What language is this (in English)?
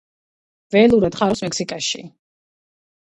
Georgian